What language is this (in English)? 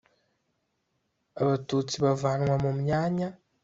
Kinyarwanda